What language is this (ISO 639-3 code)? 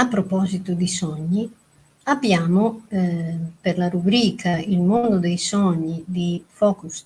ita